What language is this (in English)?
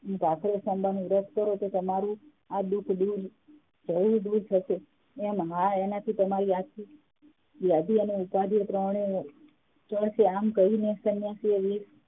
Gujarati